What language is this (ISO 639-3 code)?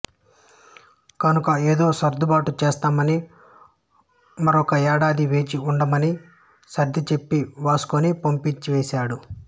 tel